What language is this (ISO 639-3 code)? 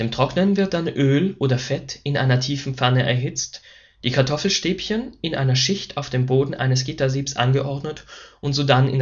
deu